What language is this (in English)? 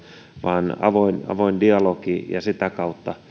Finnish